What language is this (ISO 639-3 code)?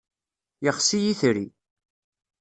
kab